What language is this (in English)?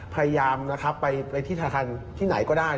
Thai